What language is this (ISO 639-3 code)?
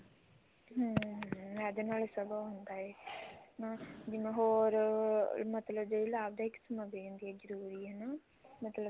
pan